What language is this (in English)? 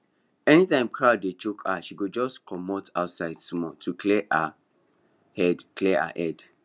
Nigerian Pidgin